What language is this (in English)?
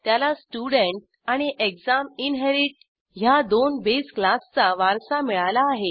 Marathi